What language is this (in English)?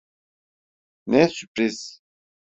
Turkish